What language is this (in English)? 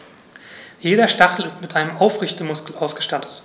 German